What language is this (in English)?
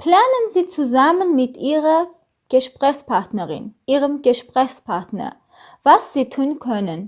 German